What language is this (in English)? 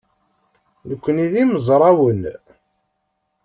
Kabyle